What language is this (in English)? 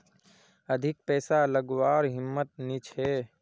Magahi